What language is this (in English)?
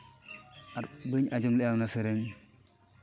Santali